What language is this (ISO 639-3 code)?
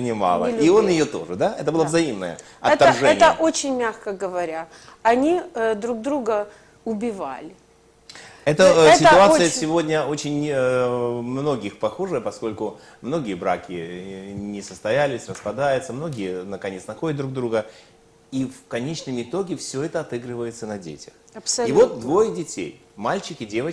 rus